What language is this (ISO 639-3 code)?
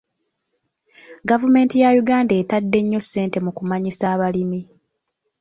lug